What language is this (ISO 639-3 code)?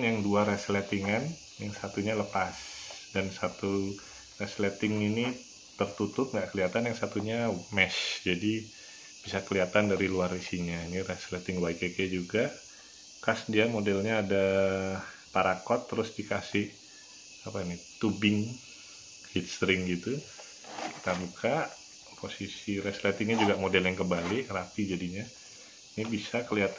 ind